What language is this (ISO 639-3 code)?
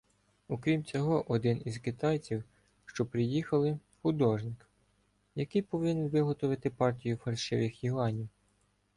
ukr